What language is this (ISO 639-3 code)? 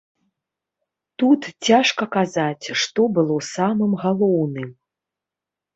bel